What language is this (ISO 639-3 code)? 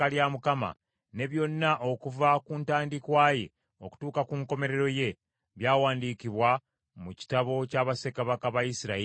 lug